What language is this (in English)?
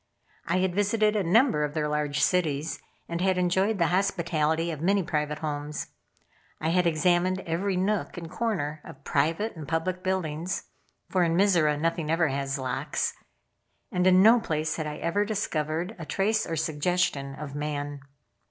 English